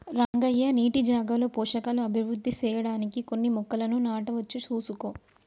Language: Telugu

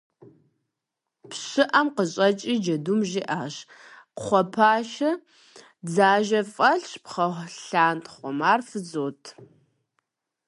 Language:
Kabardian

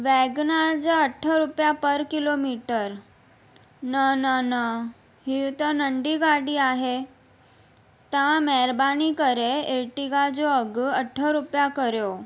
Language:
Sindhi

